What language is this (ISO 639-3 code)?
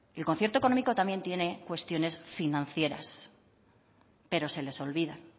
spa